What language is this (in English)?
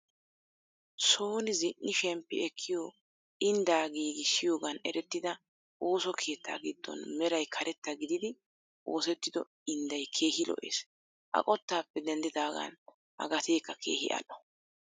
Wolaytta